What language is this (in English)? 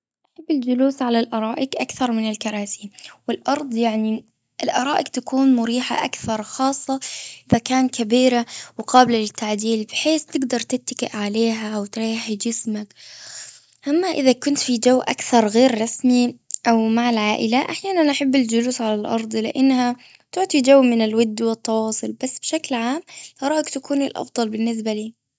Gulf Arabic